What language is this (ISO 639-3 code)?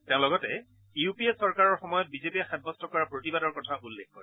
asm